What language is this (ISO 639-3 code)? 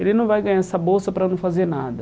por